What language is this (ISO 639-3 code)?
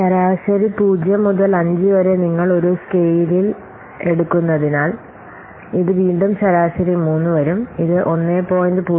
mal